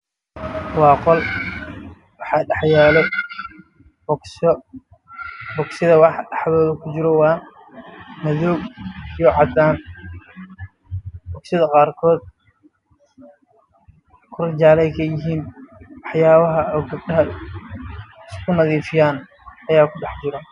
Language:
Somali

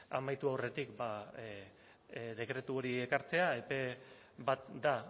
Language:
Basque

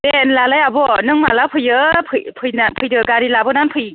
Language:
Bodo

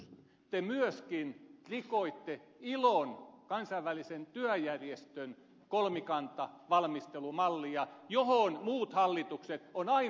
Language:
Finnish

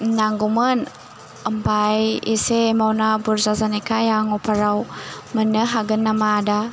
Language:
Bodo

